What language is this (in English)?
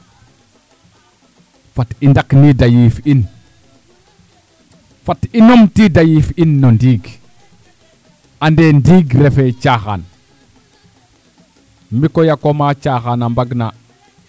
Serer